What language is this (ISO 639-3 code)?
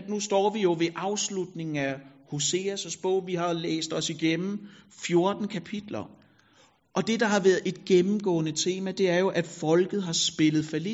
dan